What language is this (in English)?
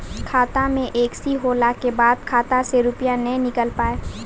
Maithili